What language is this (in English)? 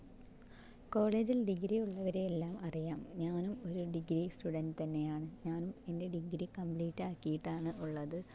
Malayalam